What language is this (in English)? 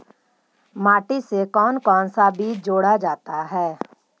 Magahi